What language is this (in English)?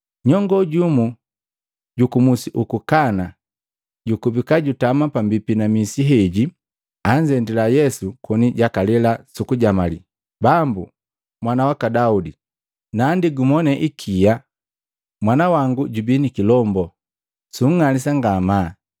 Matengo